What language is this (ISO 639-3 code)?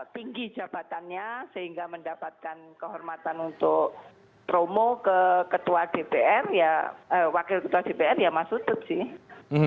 ind